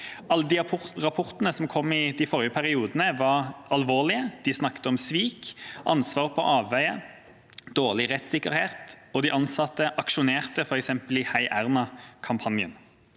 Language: Norwegian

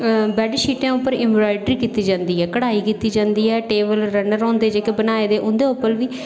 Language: Dogri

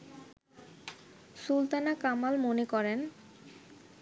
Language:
Bangla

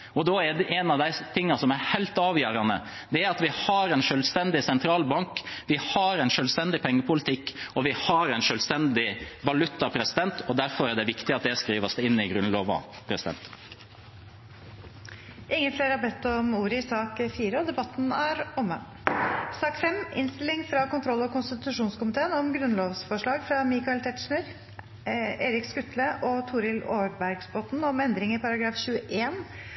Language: Norwegian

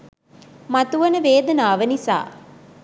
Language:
Sinhala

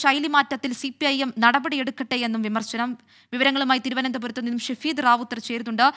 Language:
Malayalam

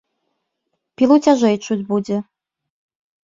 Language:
Belarusian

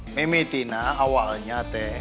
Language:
Indonesian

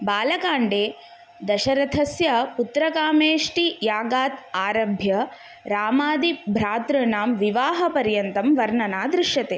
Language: Sanskrit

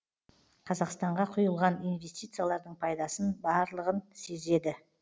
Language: Kazakh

